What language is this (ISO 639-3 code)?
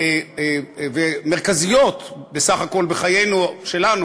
heb